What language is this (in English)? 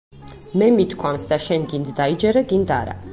Georgian